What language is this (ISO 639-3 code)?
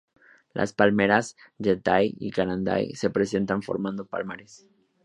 spa